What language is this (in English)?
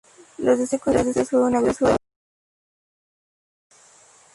Spanish